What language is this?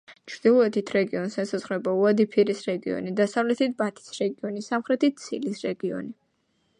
Georgian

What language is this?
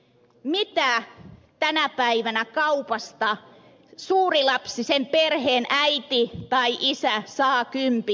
Finnish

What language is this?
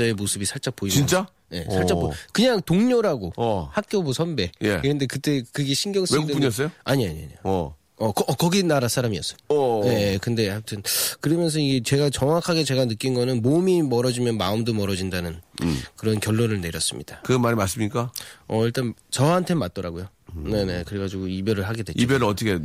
Korean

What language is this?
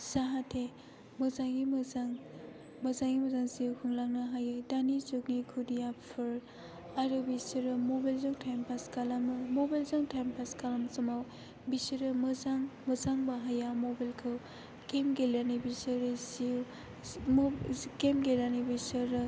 Bodo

